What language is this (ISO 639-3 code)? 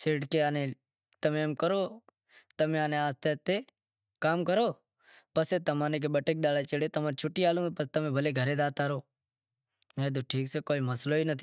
kxp